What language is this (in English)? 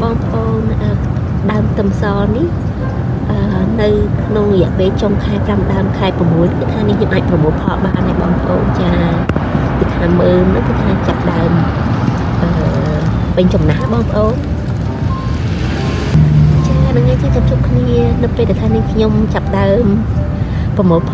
Vietnamese